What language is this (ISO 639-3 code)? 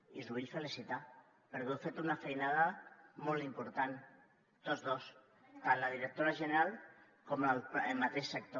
cat